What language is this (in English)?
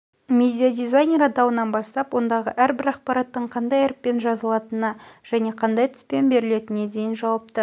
Kazakh